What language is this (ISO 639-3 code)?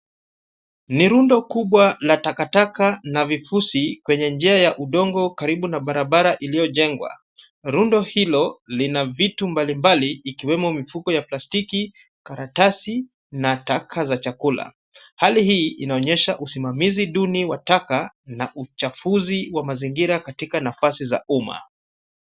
swa